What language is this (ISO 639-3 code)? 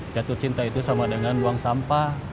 ind